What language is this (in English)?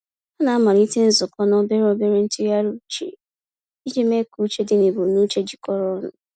Igbo